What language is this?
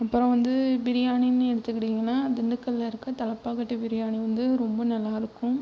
Tamil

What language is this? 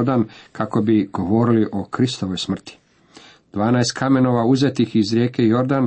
Croatian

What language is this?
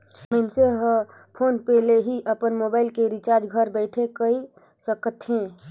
Chhattisgarhi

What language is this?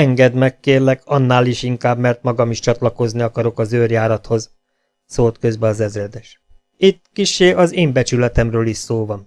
Hungarian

